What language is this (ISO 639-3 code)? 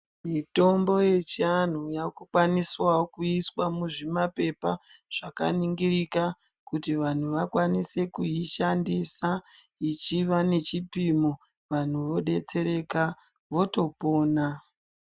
ndc